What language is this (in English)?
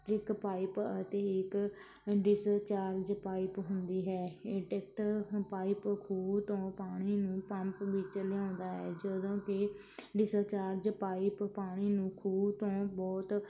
Punjabi